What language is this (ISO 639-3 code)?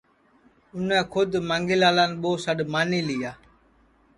ssi